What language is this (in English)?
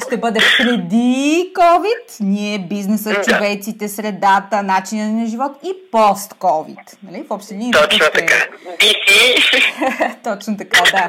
Bulgarian